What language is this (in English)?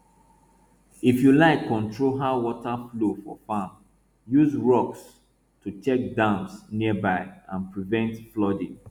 Nigerian Pidgin